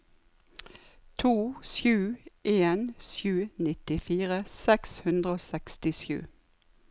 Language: Norwegian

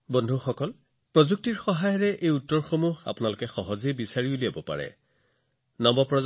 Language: Assamese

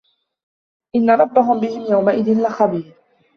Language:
Arabic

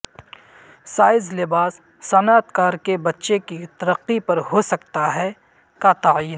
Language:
Urdu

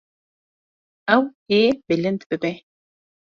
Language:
Kurdish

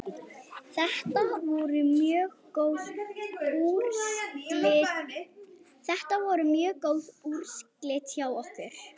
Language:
Icelandic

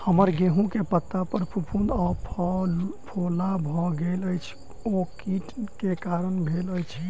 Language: Maithili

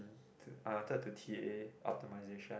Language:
English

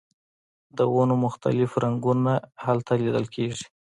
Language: Pashto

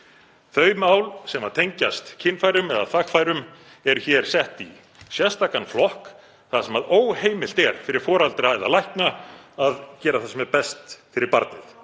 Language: Icelandic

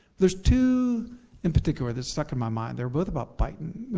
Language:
English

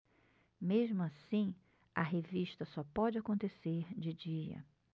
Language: Portuguese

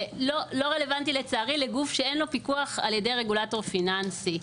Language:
Hebrew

